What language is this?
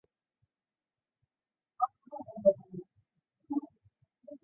Chinese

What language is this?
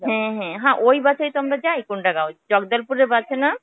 Bangla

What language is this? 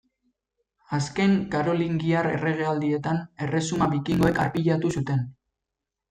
Basque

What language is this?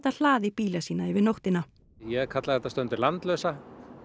Icelandic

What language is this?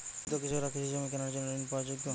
Bangla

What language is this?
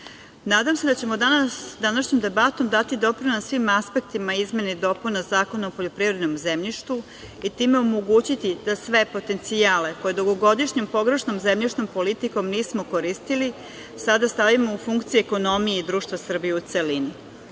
Serbian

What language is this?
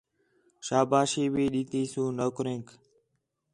Khetrani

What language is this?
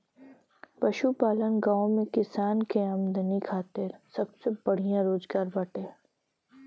Bhojpuri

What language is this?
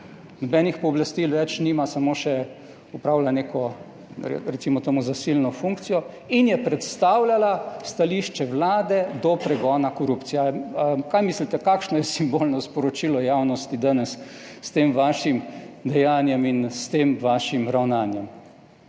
Slovenian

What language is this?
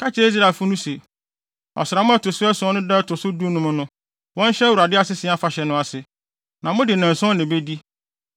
Akan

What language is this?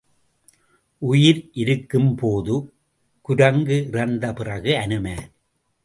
Tamil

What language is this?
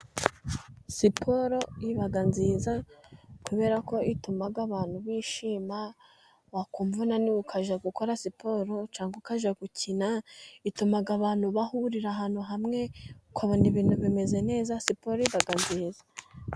Kinyarwanda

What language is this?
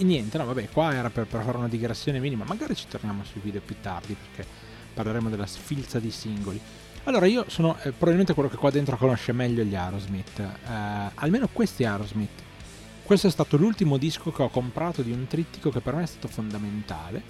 Italian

